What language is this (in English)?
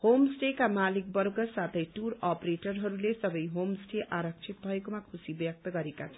Nepali